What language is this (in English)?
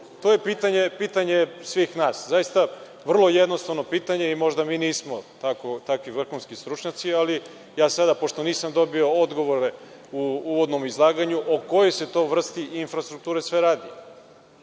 Serbian